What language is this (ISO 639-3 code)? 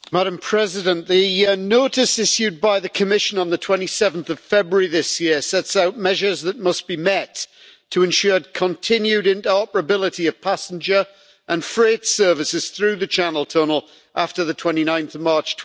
eng